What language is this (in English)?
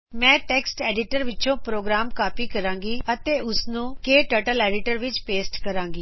Punjabi